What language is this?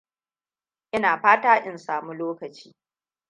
Hausa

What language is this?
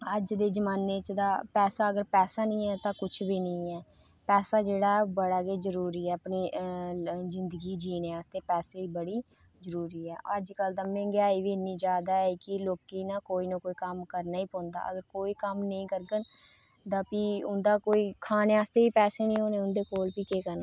Dogri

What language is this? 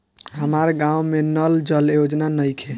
Bhojpuri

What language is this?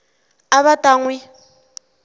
Tsonga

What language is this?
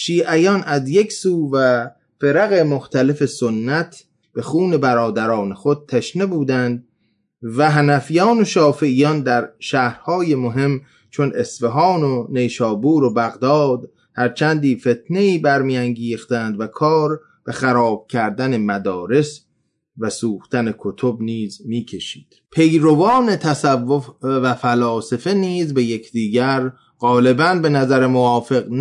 Persian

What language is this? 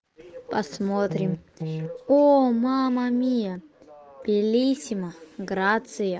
Russian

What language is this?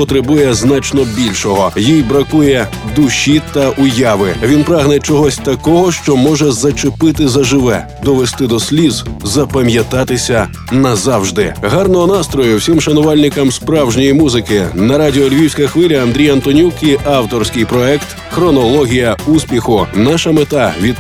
Ukrainian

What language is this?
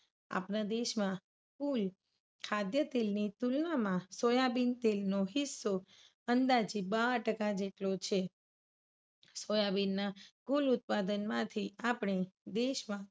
Gujarati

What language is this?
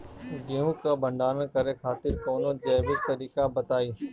Bhojpuri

